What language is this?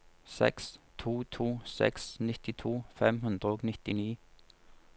Norwegian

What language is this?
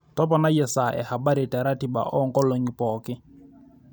Masai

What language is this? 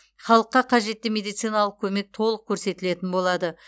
Kazakh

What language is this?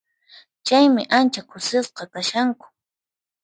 Puno Quechua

